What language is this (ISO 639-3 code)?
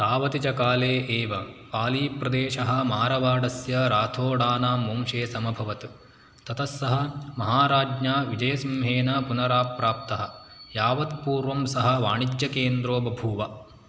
san